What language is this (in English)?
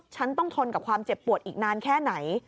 Thai